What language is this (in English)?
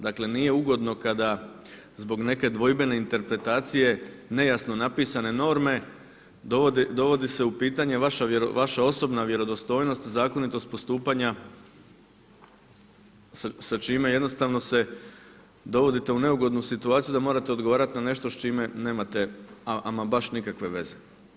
Croatian